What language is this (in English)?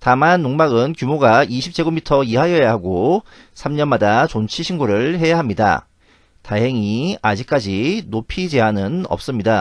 Korean